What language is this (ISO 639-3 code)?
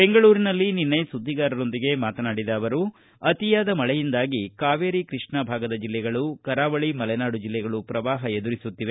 kan